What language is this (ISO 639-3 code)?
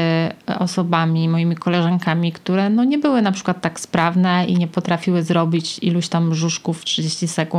pol